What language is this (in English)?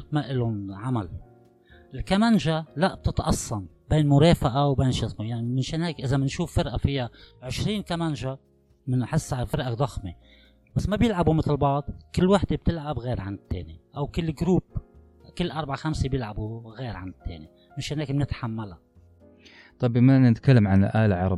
Arabic